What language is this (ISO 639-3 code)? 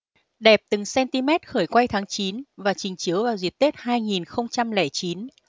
vie